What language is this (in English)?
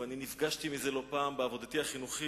Hebrew